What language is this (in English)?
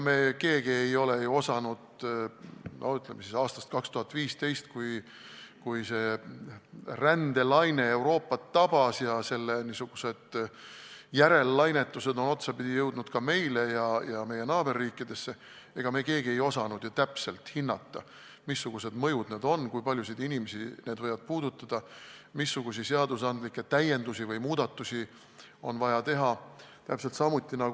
Estonian